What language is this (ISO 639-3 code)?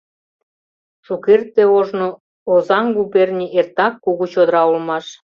chm